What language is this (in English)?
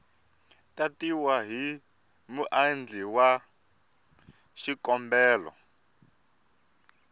Tsonga